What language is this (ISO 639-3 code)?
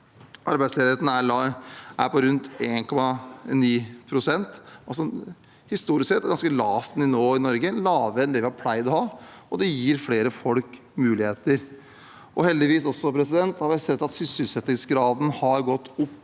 nor